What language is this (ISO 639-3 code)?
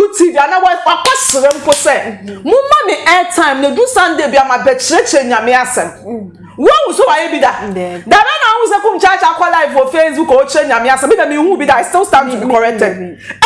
eng